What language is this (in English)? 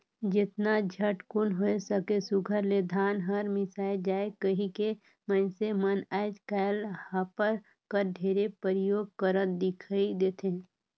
Chhattisgarhi